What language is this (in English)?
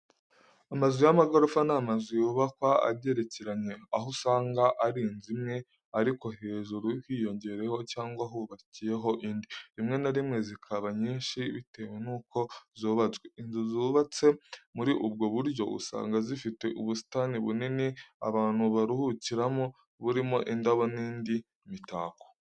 Kinyarwanda